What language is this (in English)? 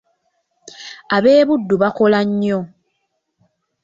Ganda